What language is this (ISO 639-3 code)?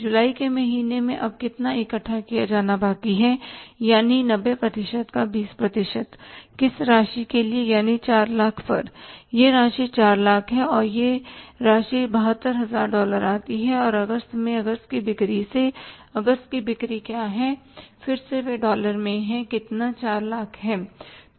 hin